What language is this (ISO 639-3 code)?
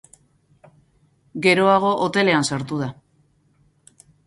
eus